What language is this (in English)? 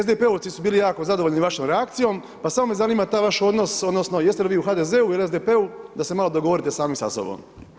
Croatian